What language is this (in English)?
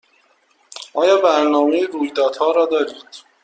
Persian